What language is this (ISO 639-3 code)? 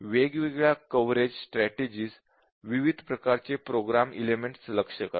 mar